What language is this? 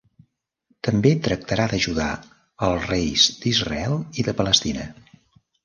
Catalan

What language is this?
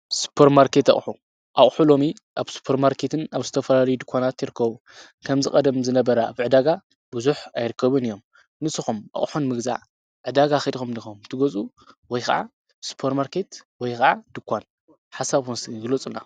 Tigrinya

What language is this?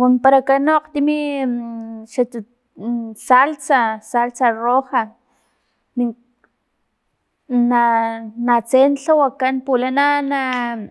Filomena Mata-Coahuitlán Totonac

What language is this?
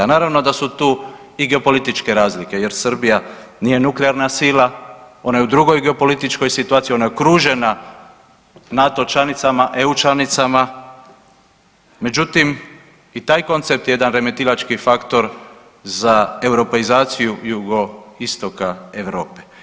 Croatian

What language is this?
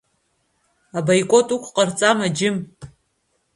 Abkhazian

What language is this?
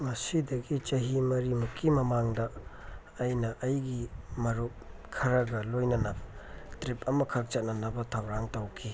Manipuri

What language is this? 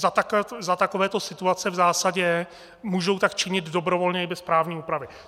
Czech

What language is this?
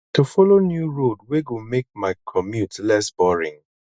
Nigerian Pidgin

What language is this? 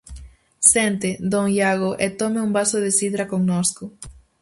Galician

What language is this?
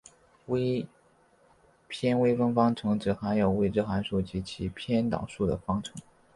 Chinese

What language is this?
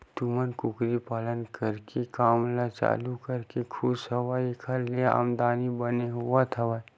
Chhattisgarhi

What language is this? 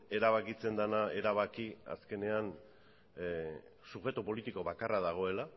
Basque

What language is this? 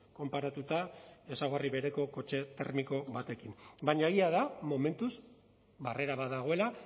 Basque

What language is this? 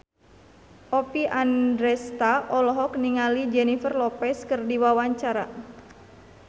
Sundanese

